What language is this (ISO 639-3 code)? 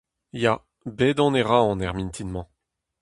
bre